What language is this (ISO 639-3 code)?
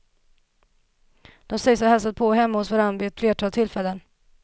swe